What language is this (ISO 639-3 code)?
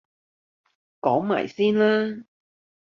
yue